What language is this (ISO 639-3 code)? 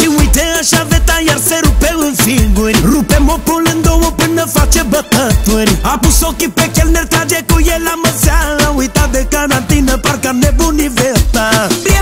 ron